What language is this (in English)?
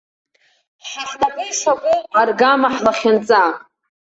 Abkhazian